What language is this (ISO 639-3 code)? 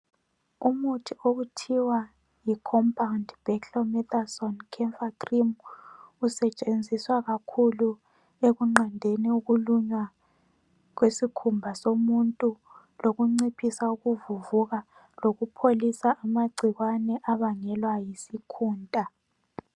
nde